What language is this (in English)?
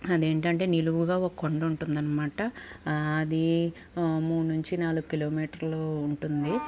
Telugu